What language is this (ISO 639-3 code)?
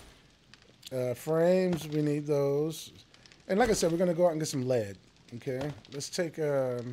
eng